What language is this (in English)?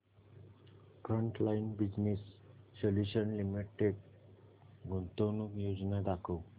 Marathi